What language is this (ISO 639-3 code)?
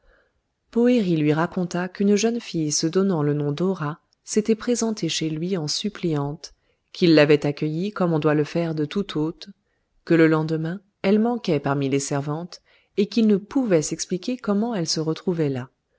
fra